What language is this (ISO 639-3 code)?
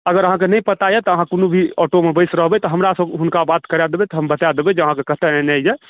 mai